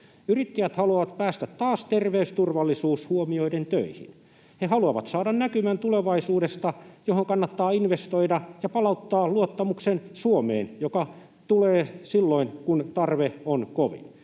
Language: Finnish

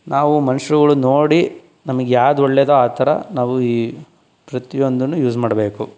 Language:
Kannada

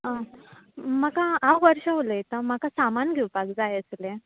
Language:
Konkani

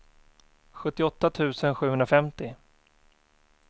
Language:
Swedish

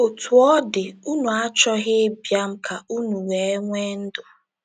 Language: Igbo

